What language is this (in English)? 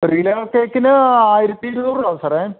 Malayalam